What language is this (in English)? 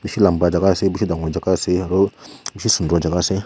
Naga Pidgin